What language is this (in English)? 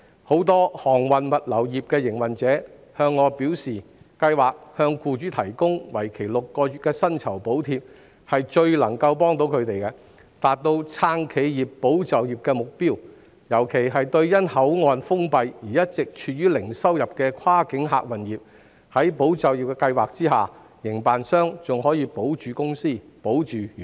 Cantonese